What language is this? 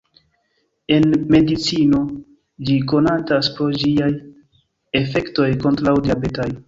Esperanto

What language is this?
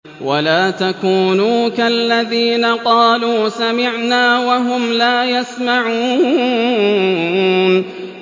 Arabic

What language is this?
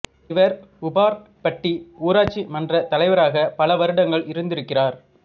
Tamil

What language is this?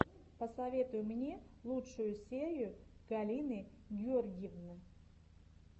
Russian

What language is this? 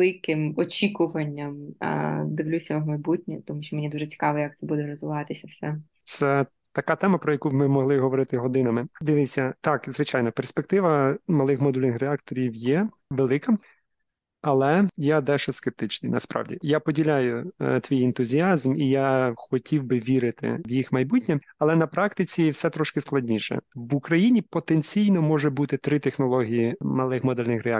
Ukrainian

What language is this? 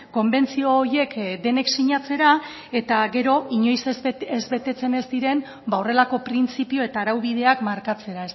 Basque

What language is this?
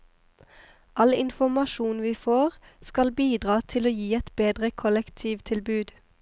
Norwegian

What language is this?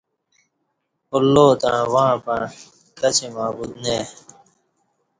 Kati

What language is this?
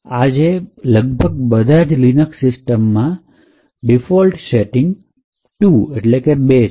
Gujarati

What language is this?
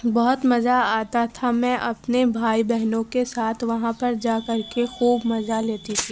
Urdu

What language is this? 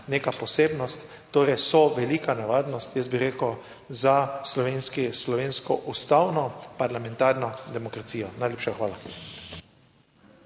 Slovenian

